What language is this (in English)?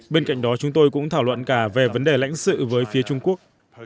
Vietnamese